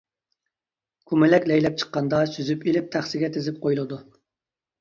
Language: Uyghur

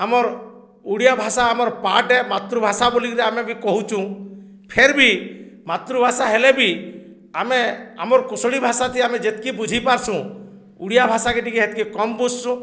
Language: Odia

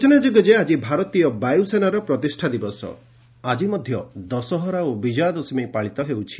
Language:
Odia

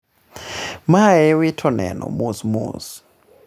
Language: Luo (Kenya and Tanzania)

